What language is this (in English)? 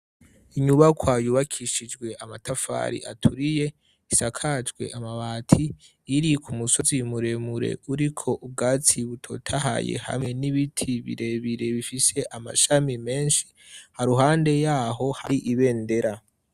Rundi